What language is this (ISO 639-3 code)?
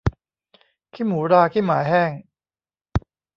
tha